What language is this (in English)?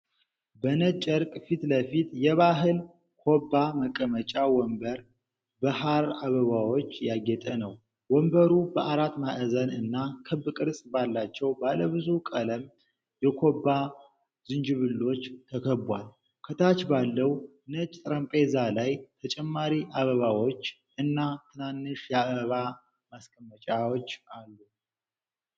Amharic